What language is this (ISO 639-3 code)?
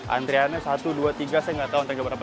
ind